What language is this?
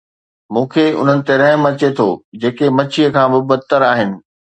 Sindhi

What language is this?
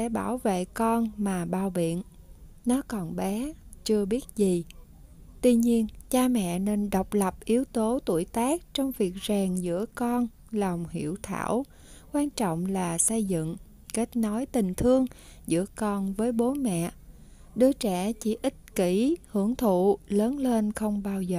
Vietnamese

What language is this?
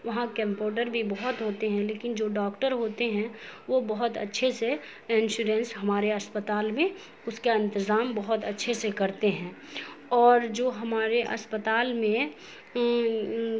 Urdu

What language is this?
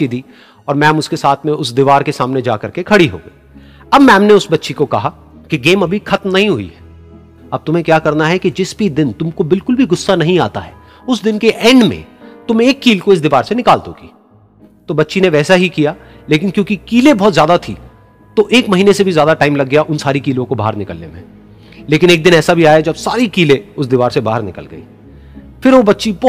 Hindi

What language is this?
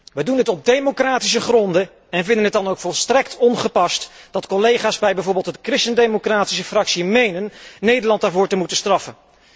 Dutch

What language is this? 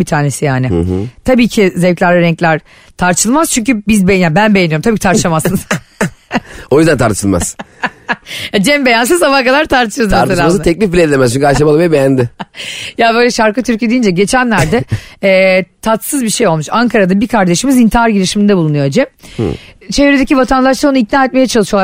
Turkish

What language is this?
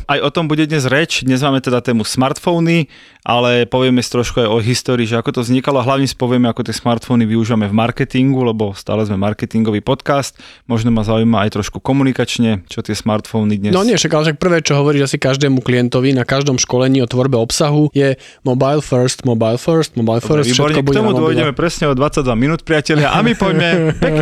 Slovak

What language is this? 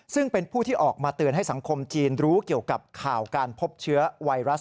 Thai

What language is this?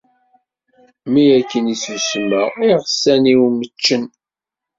Kabyle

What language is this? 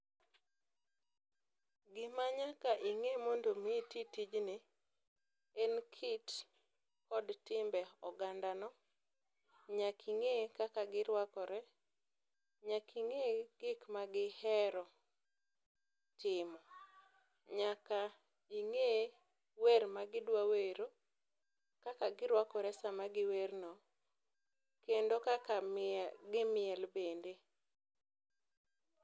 Luo (Kenya and Tanzania)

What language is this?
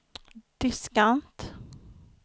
Swedish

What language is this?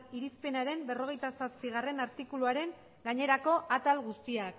Basque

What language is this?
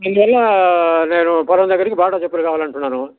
Telugu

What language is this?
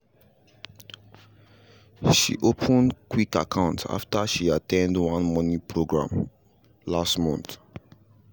Nigerian Pidgin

